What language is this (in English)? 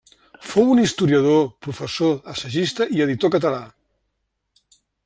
Catalan